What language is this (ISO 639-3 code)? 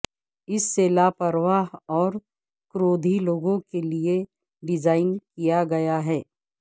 urd